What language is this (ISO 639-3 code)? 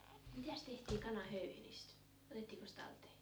fin